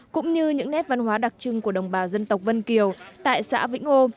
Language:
Vietnamese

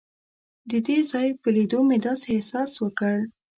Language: Pashto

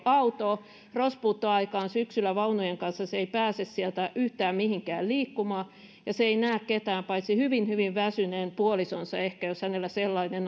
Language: Finnish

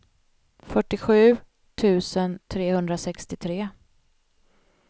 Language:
Swedish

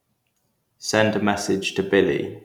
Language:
English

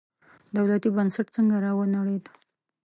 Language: Pashto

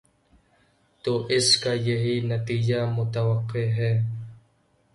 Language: Urdu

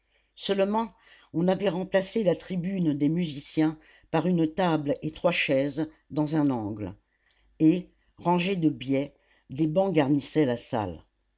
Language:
French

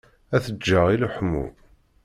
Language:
Kabyle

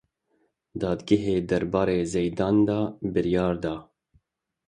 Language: Kurdish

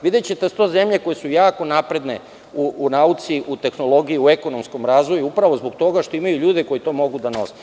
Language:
Serbian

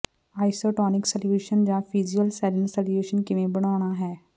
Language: Punjabi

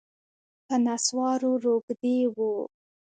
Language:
Pashto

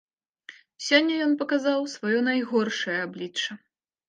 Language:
Belarusian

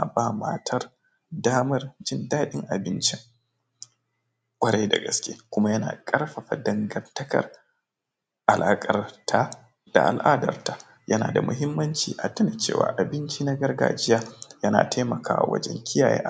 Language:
Hausa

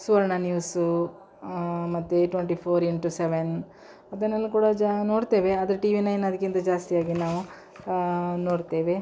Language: Kannada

